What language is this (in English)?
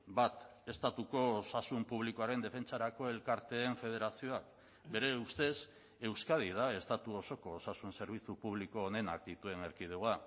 Basque